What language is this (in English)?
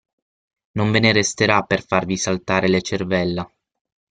Italian